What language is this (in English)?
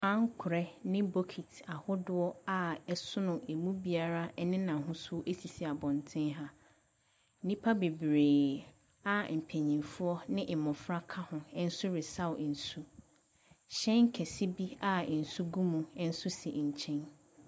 Akan